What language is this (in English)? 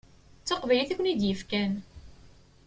Kabyle